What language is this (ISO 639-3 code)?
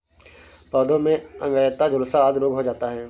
hin